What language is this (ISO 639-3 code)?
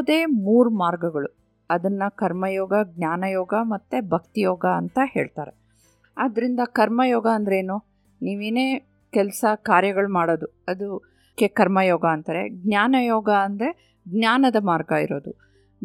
kan